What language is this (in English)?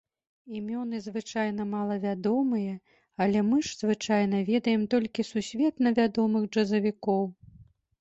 Belarusian